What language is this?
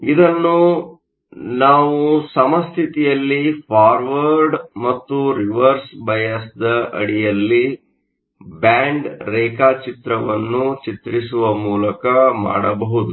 Kannada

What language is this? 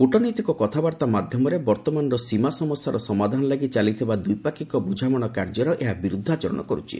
Odia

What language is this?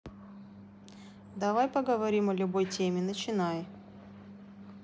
Russian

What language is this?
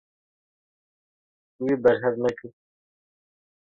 Kurdish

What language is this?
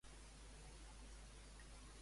Catalan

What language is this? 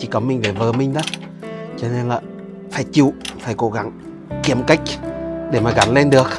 Vietnamese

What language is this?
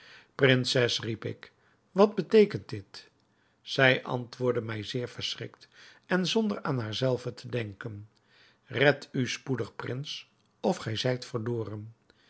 Dutch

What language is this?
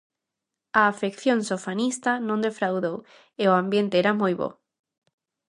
Galician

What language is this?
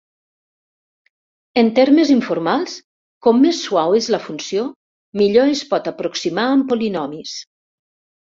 Catalan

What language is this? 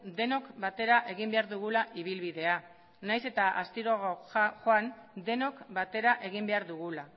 Basque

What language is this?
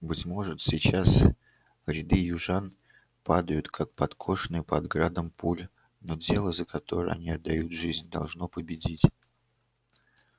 Russian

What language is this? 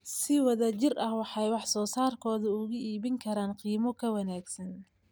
Somali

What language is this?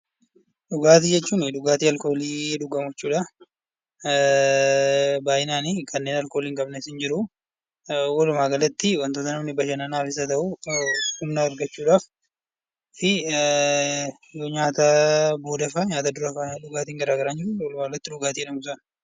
Oromo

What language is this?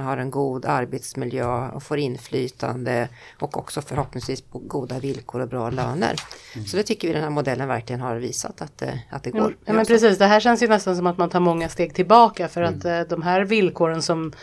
Swedish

